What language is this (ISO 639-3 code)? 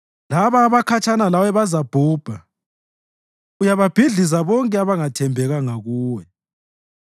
nde